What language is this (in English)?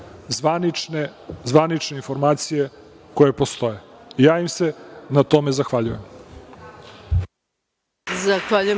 Serbian